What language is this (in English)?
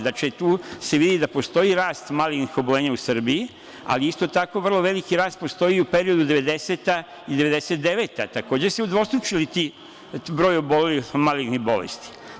Serbian